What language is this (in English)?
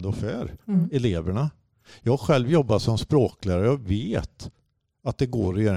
Swedish